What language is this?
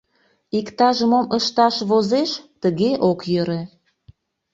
Mari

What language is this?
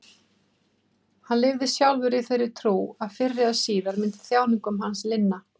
Icelandic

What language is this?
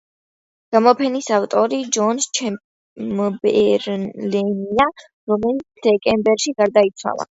Georgian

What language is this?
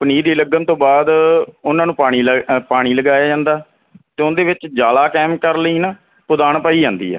Punjabi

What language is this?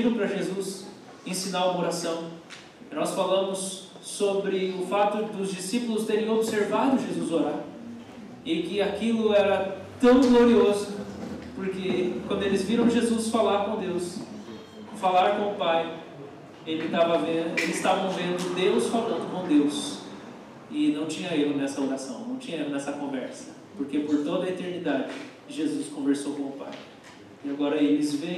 Portuguese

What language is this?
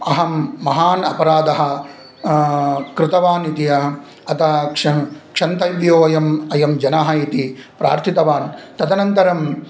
Sanskrit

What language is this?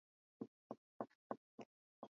Swahili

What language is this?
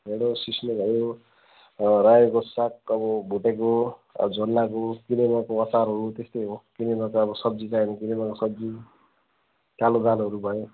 Nepali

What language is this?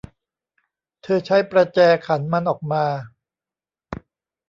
Thai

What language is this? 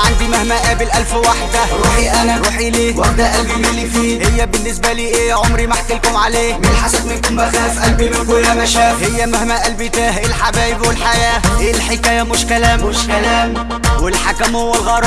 Arabic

